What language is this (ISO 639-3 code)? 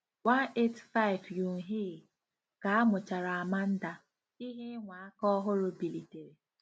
ibo